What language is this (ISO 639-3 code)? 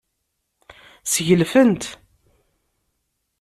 kab